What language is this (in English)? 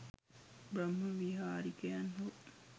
Sinhala